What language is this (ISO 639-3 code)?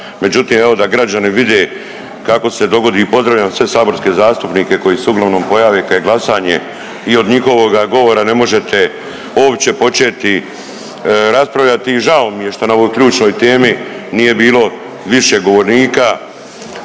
hrv